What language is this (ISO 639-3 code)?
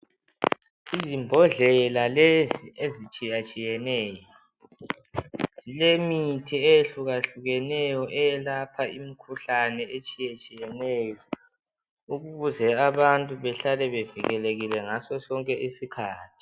nde